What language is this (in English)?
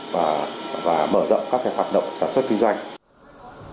Vietnamese